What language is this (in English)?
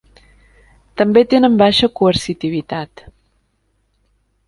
Catalan